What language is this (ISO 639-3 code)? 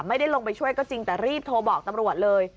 tha